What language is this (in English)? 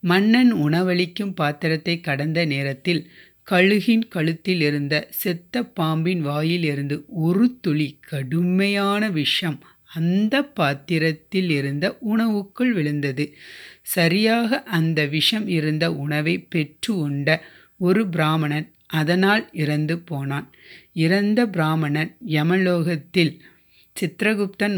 Tamil